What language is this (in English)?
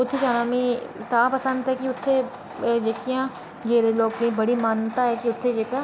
Dogri